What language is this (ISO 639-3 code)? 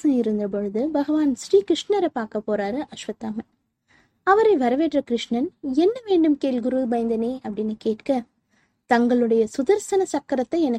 tam